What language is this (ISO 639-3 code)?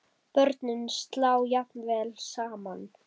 isl